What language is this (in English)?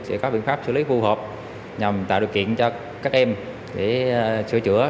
Vietnamese